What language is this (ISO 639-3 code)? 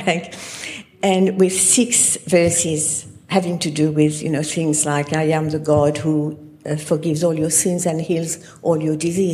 eng